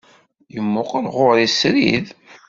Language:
Kabyle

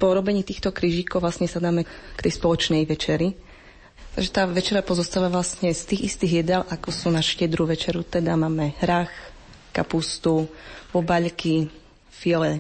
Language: Slovak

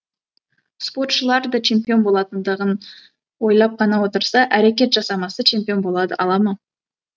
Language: Kazakh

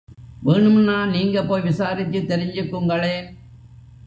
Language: Tamil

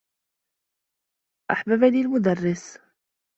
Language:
Arabic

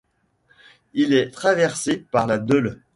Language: French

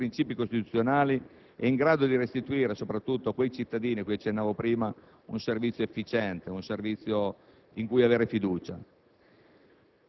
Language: Italian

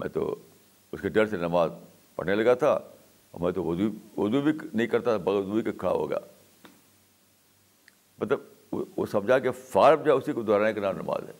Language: Urdu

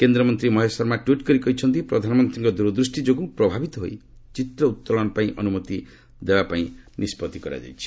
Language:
Odia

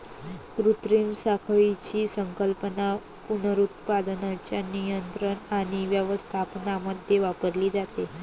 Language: Marathi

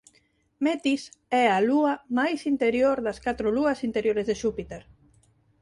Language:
Galician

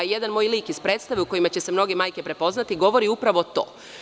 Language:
Serbian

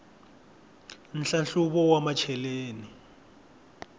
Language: Tsonga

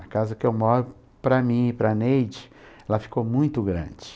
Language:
Portuguese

